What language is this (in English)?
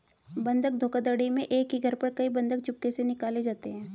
Hindi